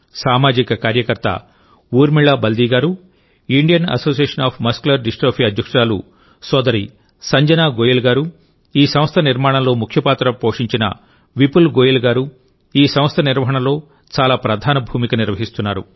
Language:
Telugu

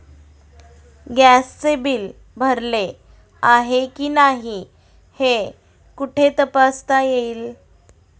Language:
Marathi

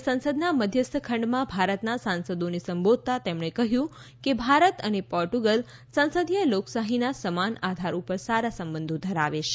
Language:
Gujarati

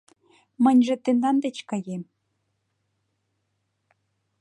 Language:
Mari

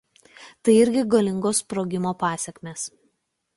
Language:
Lithuanian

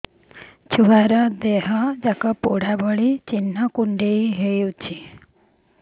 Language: Odia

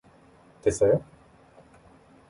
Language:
Korean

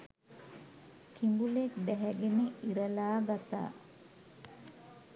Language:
Sinhala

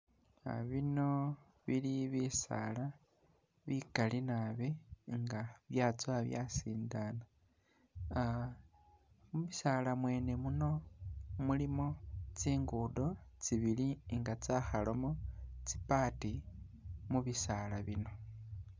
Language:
Masaaba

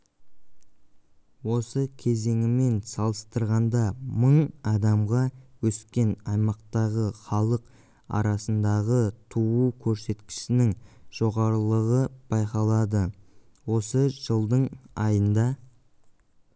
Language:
Kazakh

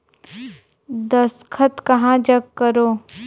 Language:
Chhattisgarhi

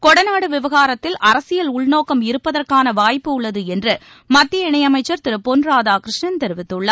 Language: Tamil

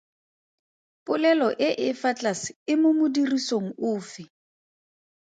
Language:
Tswana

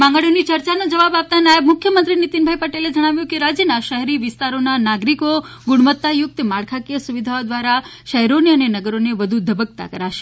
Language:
Gujarati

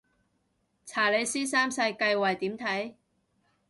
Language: Cantonese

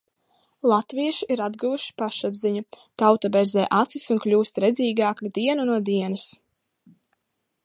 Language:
Latvian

